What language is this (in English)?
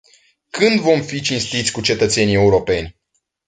Romanian